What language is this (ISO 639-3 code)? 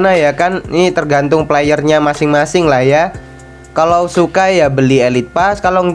ind